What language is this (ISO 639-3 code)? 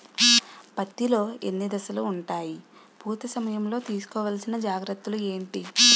tel